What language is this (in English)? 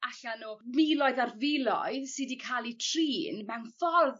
Welsh